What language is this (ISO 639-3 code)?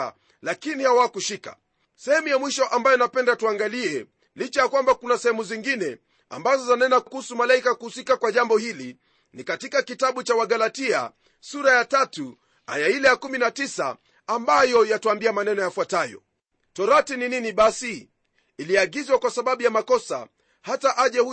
swa